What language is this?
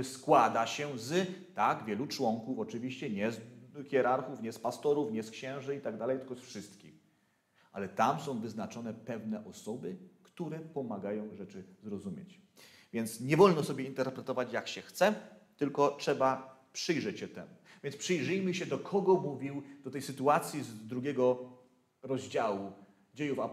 Polish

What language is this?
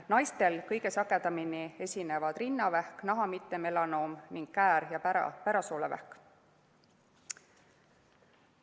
Estonian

